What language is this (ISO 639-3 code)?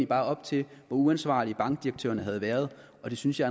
dan